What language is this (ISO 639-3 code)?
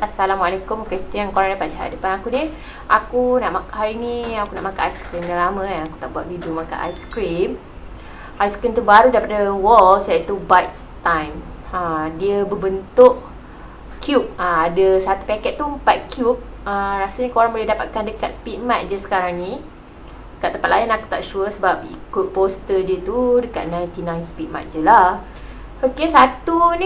msa